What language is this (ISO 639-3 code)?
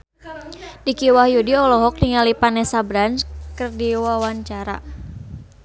sun